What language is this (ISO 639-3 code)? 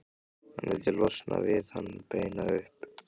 isl